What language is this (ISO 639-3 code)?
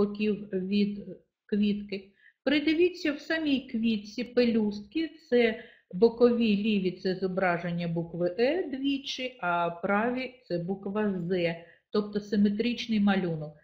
ukr